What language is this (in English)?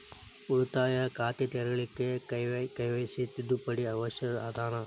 Kannada